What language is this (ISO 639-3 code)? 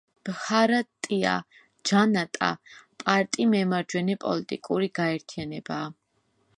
kat